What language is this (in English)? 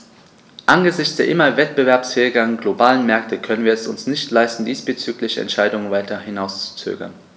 German